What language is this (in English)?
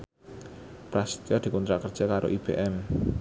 Javanese